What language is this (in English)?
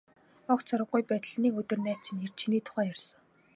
Mongolian